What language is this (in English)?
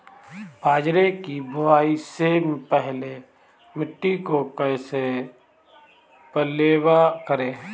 Hindi